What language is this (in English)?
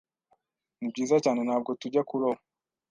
Kinyarwanda